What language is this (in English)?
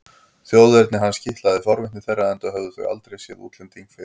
Icelandic